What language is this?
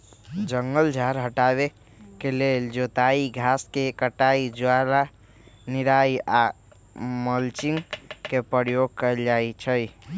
Magahi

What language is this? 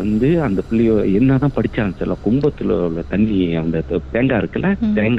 Tamil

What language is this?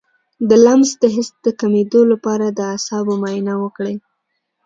Pashto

